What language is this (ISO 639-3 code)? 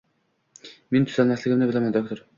uzb